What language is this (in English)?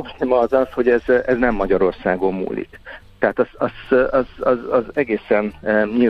Hungarian